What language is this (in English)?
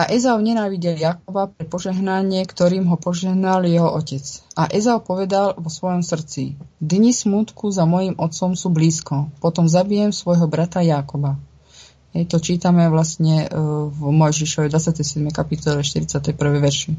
Czech